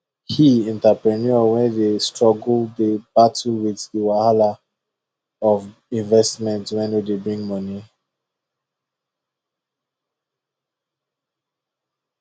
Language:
Nigerian Pidgin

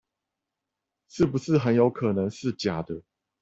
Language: Chinese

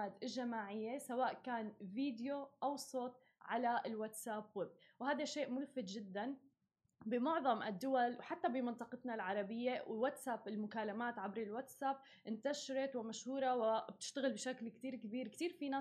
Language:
Arabic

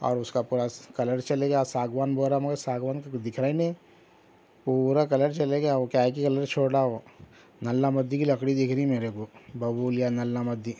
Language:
Urdu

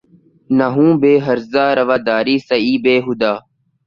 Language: Urdu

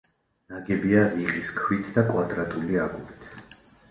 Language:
Georgian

